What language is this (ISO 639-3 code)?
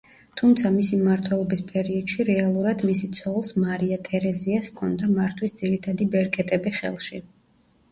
kat